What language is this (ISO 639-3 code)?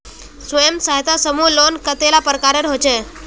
mag